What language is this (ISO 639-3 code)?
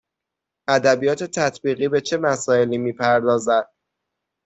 fas